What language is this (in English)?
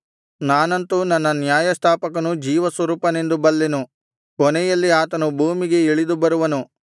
Kannada